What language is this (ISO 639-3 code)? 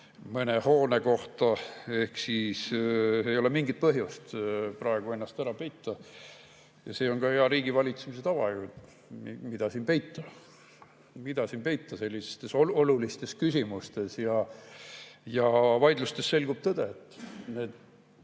est